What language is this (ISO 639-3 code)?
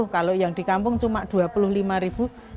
ind